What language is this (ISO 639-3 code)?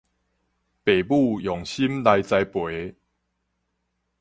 nan